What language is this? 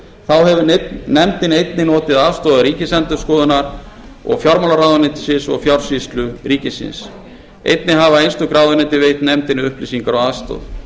Icelandic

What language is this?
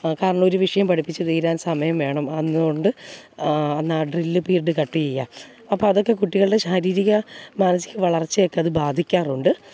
Malayalam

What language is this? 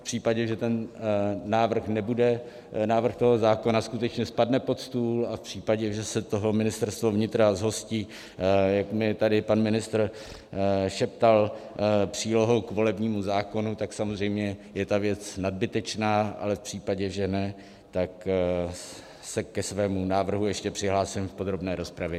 Czech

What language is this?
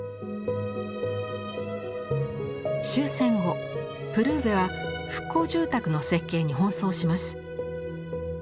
Japanese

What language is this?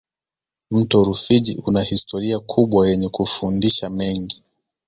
Swahili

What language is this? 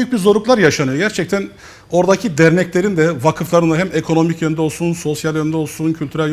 Turkish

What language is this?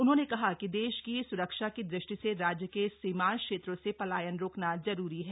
Hindi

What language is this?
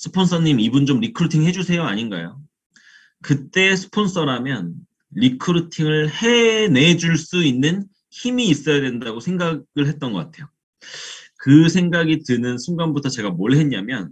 Korean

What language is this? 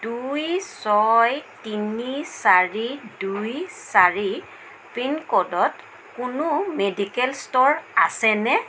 Assamese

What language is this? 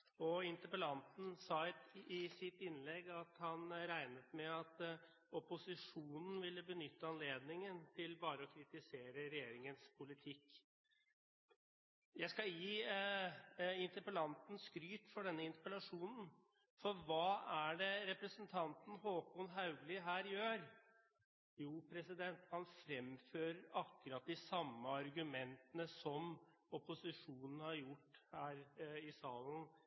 Norwegian Bokmål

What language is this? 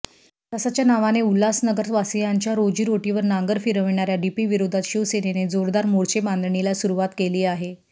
Marathi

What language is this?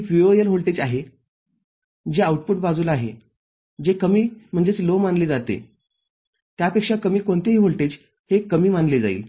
Marathi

